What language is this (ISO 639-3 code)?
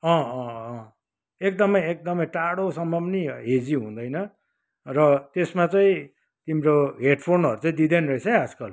nep